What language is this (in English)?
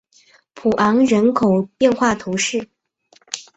Chinese